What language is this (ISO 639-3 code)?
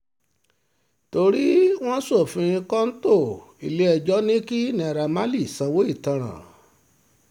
yor